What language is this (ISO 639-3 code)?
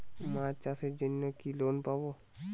ben